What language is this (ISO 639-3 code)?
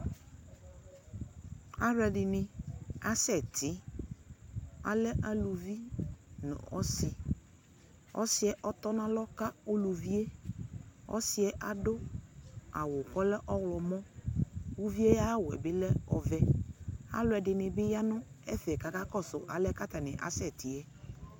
kpo